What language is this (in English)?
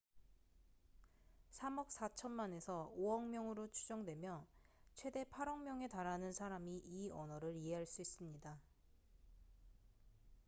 Korean